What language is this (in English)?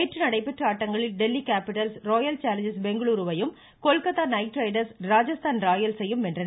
Tamil